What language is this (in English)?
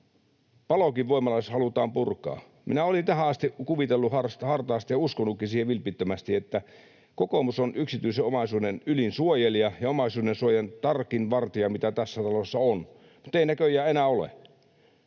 Finnish